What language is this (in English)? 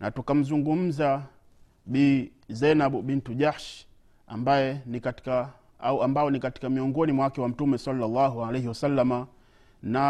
Swahili